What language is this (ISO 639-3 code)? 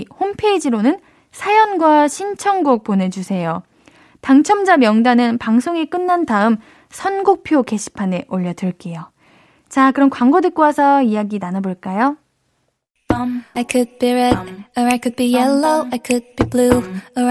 kor